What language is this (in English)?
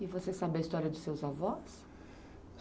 Portuguese